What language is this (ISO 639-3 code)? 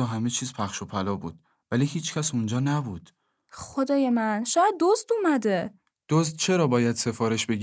fas